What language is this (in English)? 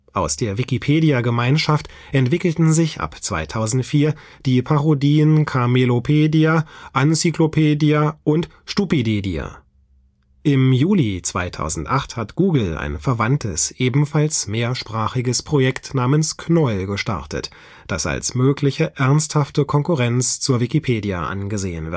German